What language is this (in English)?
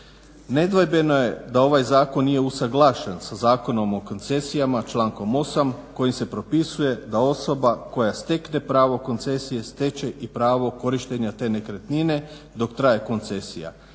Croatian